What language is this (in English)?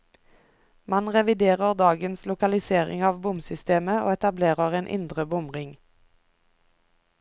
Norwegian